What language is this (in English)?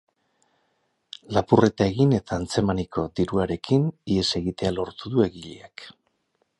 Basque